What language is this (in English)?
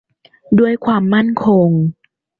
Thai